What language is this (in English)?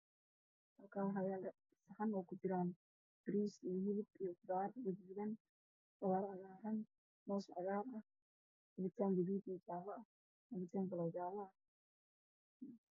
Somali